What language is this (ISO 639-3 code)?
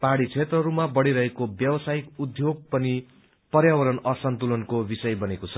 nep